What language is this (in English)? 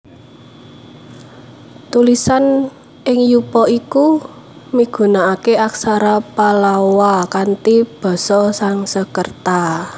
Javanese